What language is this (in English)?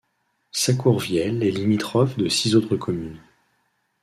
French